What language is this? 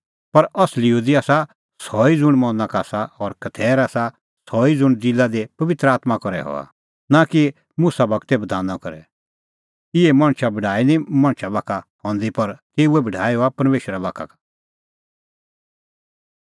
Kullu Pahari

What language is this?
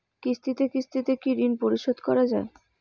Bangla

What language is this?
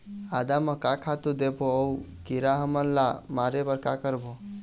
Chhattisgarhi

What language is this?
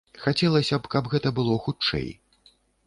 Belarusian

